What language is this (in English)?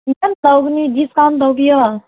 Manipuri